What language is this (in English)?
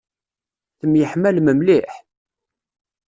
Kabyle